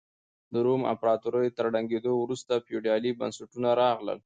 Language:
Pashto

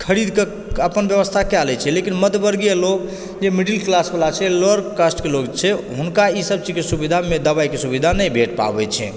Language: Maithili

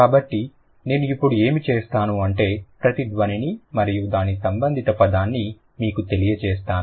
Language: Telugu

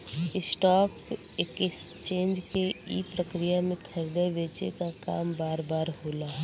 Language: Bhojpuri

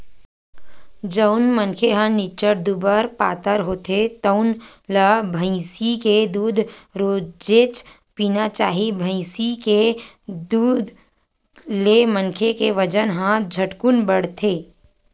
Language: Chhattisgarhi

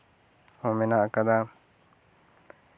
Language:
Santali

